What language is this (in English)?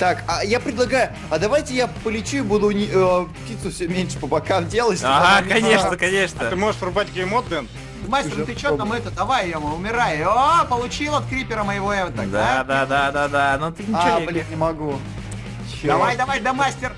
Russian